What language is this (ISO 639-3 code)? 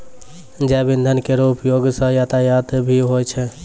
mai